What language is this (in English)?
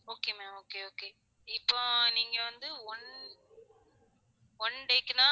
Tamil